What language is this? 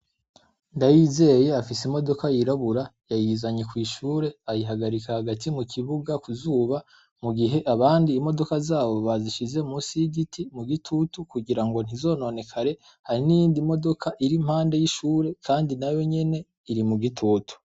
Rundi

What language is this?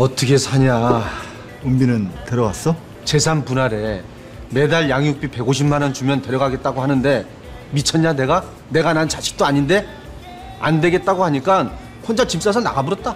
Korean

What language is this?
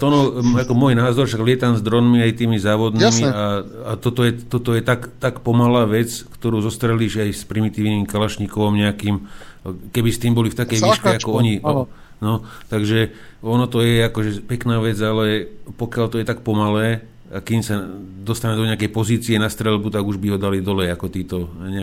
Slovak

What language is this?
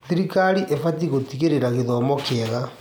Kikuyu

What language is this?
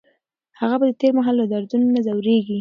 Pashto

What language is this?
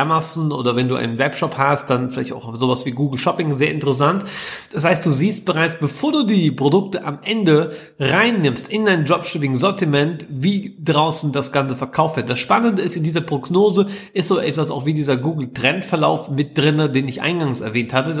German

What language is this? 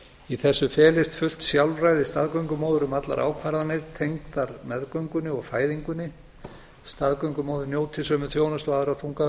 Icelandic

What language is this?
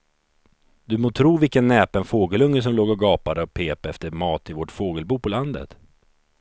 Swedish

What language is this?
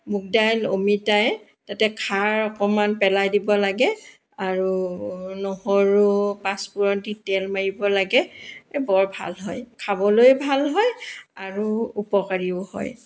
Assamese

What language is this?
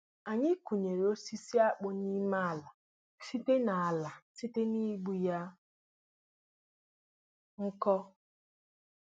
Igbo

